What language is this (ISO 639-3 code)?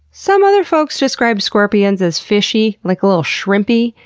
eng